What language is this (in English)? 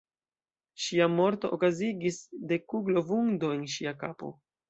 Esperanto